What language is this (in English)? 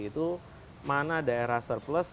Indonesian